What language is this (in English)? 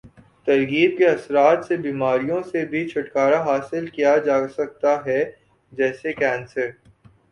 Urdu